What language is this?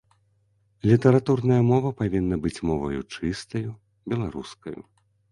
Belarusian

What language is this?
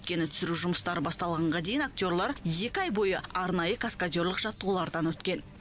Kazakh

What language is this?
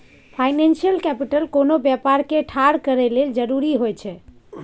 Maithili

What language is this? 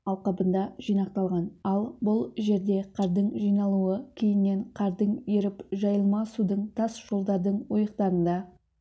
Kazakh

